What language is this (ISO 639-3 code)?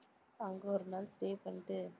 tam